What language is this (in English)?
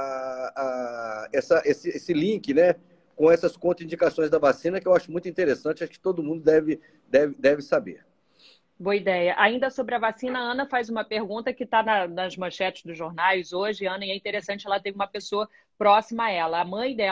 Portuguese